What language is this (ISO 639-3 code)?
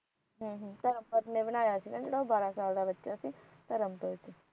pan